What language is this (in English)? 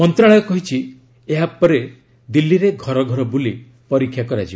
Odia